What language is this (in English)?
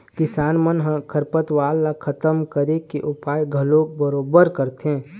Chhattisgarhi